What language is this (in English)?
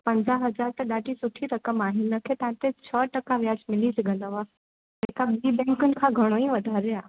Sindhi